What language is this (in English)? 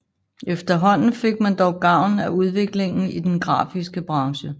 Danish